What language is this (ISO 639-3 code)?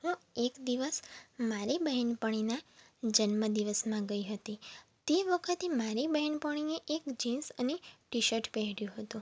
guj